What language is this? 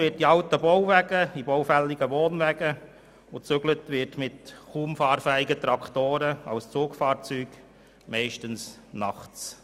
Swiss German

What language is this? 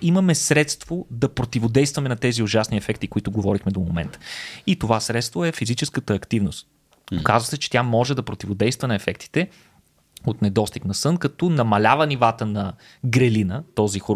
Bulgarian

